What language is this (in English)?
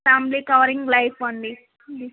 Telugu